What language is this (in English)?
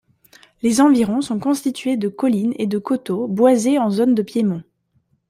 French